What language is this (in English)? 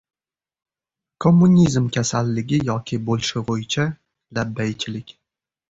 Uzbek